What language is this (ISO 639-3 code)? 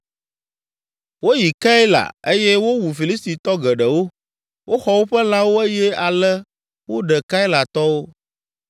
ewe